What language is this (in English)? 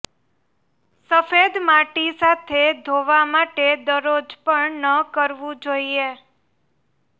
Gujarati